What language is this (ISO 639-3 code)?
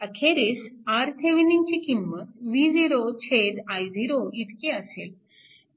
mar